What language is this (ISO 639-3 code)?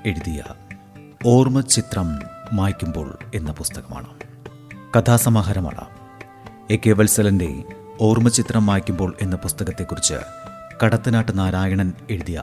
mal